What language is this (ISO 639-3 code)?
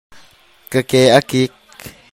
cnh